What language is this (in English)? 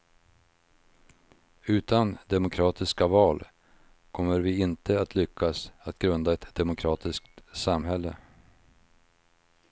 Swedish